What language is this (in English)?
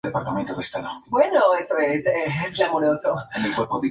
Spanish